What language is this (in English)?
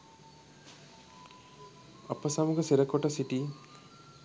Sinhala